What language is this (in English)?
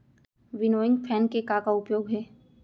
Chhattisgarhi